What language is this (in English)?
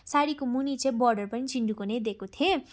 Nepali